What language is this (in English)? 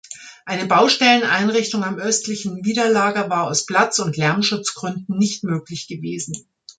German